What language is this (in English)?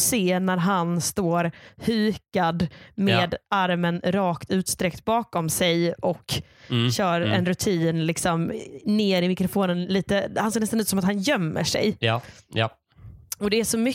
Swedish